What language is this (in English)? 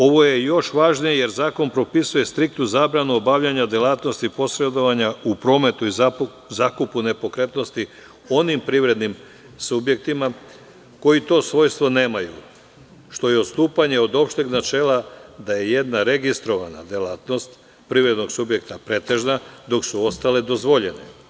Serbian